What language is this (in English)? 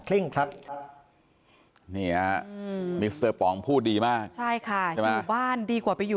Thai